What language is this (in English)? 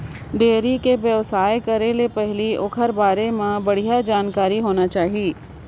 Chhattisgarhi